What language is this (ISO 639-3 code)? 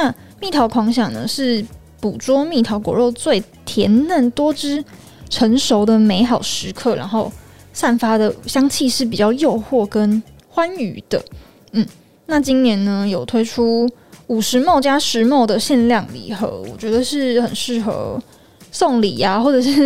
zho